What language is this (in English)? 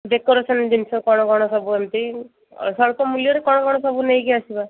Odia